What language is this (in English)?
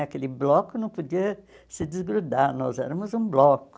Portuguese